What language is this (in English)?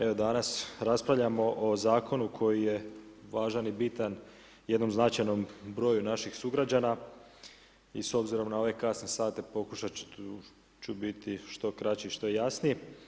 Croatian